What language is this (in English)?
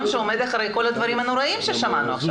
Hebrew